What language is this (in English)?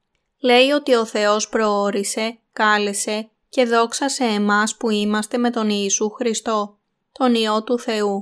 Greek